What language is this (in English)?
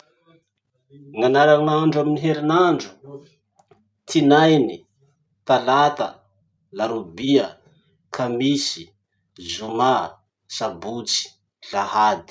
Masikoro Malagasy